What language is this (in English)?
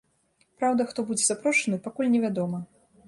Belarusian